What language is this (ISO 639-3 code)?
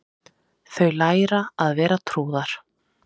isl